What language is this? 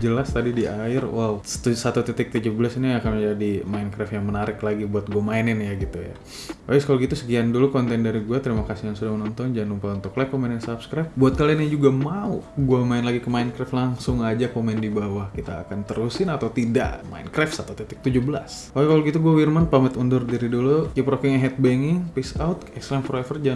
Indonesian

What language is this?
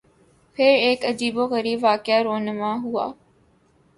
Urdu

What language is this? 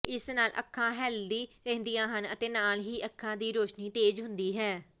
Punjabi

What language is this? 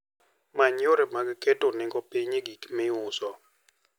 Luo (Kenya and Tanzania)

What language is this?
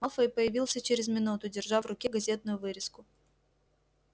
Russian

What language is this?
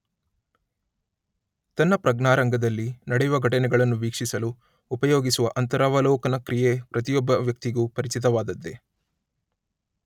Kannada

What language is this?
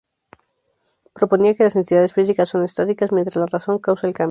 Spanish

